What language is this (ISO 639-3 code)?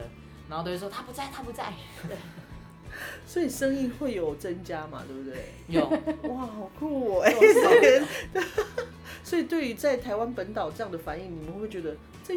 zho